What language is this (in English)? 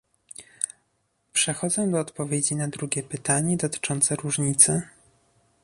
Polish